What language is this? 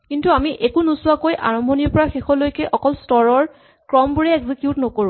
Assamese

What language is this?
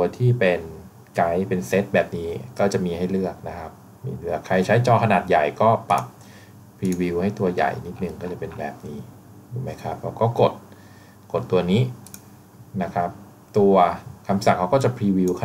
Thai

